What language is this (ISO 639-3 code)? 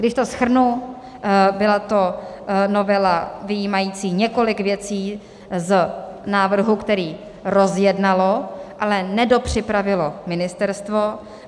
ces